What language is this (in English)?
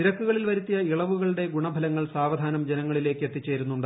Malayalam